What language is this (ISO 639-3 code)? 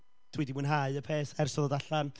cym